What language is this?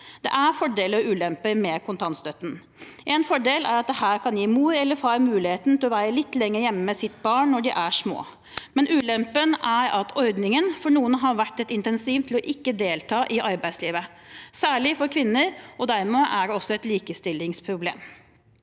Norwegian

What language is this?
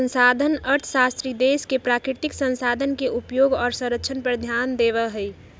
Magahi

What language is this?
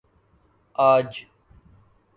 Urdu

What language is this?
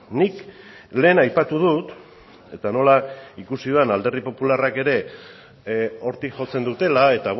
Basque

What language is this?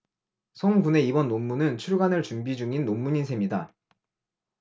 Korean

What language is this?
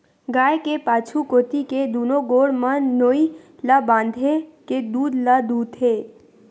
Chhattisgarhi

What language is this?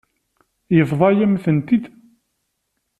Kabyle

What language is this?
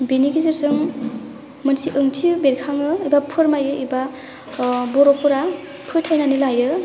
Bodo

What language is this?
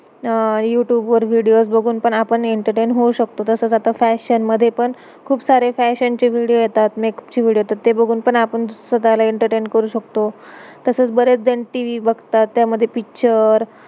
Marathi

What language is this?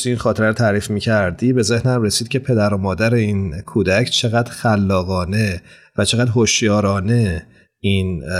Persian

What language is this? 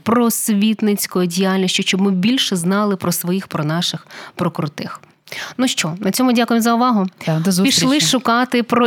Ukrainian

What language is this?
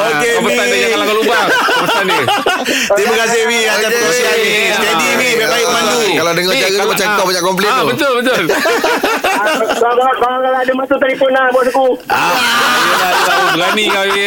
Malay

